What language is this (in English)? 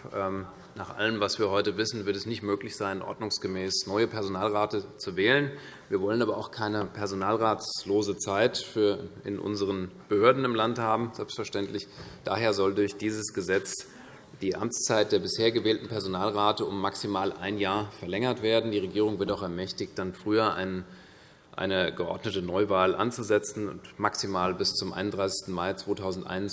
German